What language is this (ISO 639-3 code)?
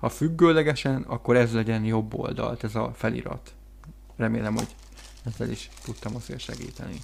hun